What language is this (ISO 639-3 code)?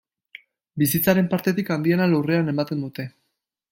eus